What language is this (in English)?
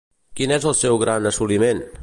Catalan